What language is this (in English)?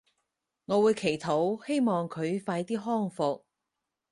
Cantonese